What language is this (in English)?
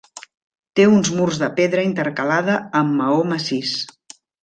Catalan